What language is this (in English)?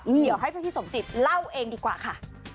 Thai